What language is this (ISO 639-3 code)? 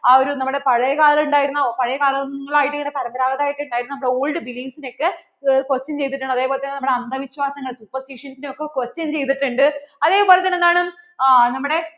mal